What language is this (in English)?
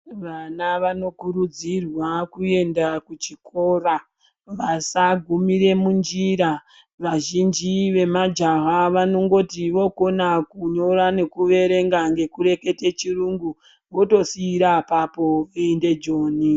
Ndau